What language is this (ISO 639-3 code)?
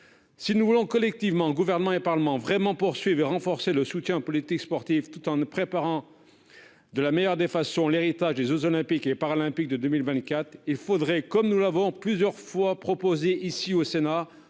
fra